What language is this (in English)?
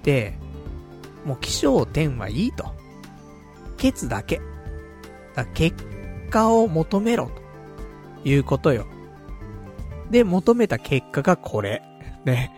Japanese